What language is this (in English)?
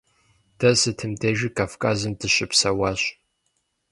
Kabardian